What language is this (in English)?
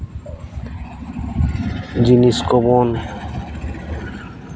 Santali